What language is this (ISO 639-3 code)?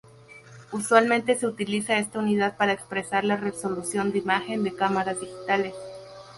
spa